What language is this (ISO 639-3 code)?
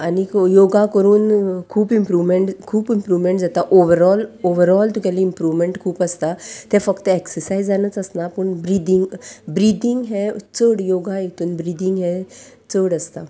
kok